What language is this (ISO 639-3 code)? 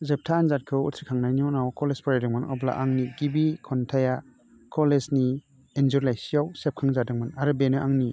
brx